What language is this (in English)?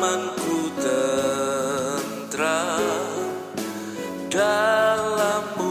Indonesian